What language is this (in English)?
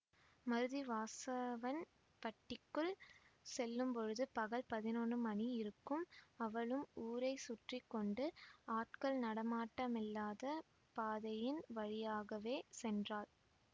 Tamil